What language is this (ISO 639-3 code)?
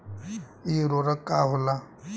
bho